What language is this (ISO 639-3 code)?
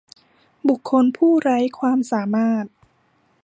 tha